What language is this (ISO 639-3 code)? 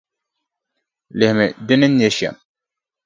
dag